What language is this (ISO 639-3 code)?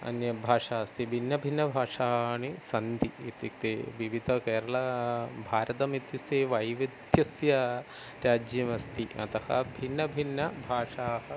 san